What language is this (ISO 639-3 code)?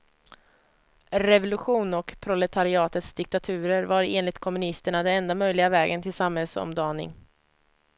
swe